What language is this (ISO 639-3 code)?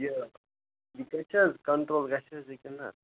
kas